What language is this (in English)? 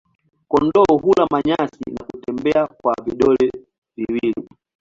Swahili